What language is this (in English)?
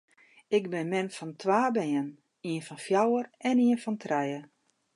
Western Frisian